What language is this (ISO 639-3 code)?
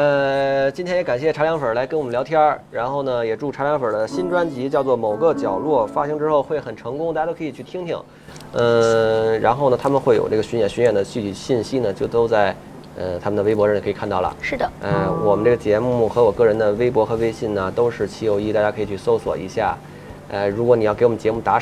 zho